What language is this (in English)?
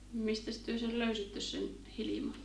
Finnish